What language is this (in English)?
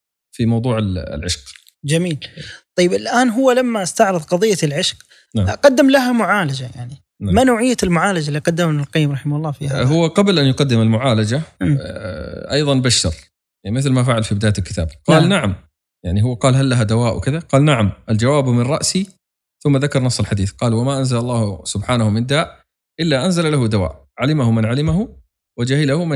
Arabic